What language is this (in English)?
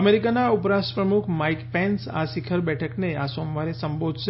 Gujarati